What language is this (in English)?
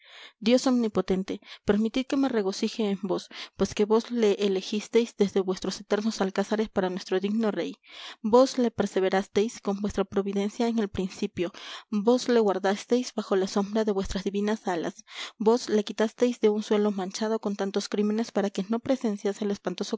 Spanish